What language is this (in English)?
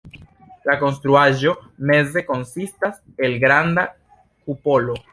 Esperanto